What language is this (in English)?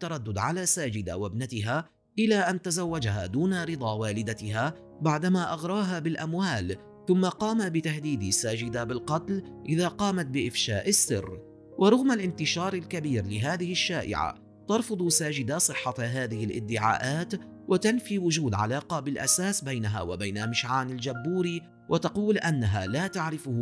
Arabic